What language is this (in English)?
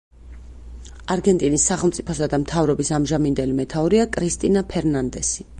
Georgian